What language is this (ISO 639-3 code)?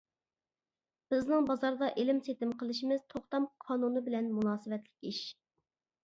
uig